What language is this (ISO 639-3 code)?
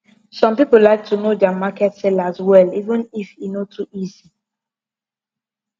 pcm